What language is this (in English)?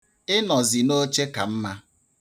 Igbo